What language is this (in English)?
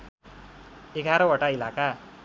Nepali